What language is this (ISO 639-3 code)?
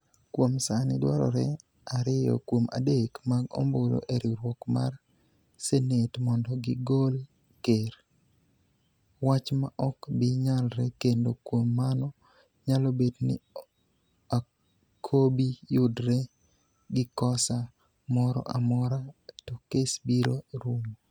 luo